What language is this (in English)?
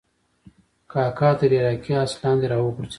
Pashto